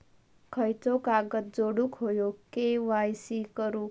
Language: Marathi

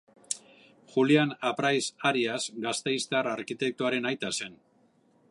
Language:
Basque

